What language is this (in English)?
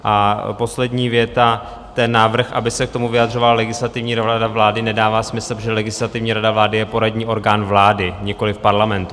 Czech